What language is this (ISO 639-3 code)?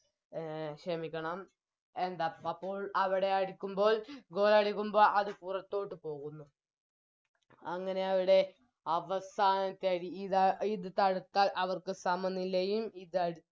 mal